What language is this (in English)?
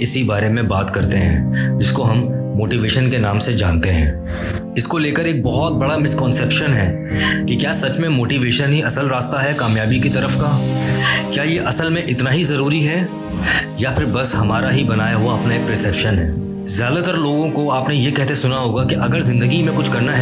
Urdu